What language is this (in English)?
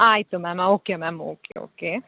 Kannada